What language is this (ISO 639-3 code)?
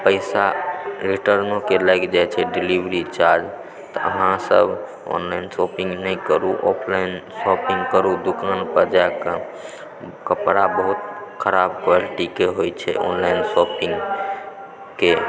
mai